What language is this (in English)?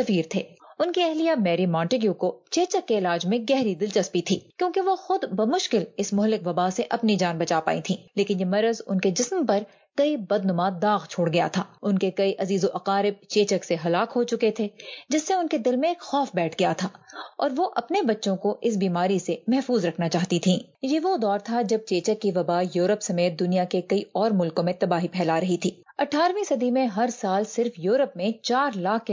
Urdu